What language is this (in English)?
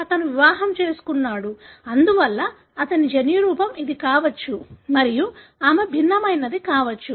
Telugu